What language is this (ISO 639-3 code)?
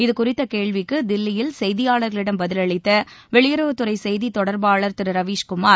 tam